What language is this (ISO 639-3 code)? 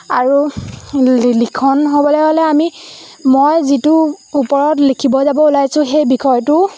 asm